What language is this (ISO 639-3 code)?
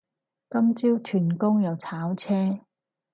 yue